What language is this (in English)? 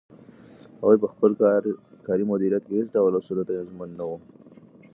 Pashto